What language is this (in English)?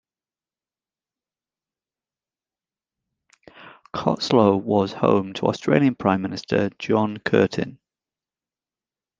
English